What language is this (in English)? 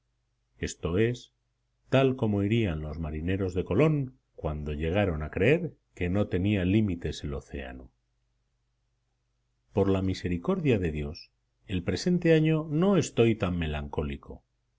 Spanish